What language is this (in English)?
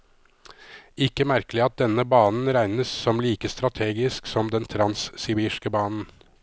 Norwegian